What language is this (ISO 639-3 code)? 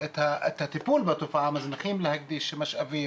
heb